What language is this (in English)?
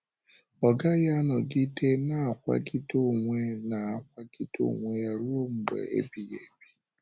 Igbo